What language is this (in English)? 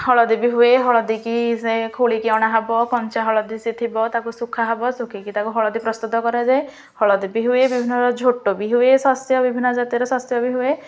Odia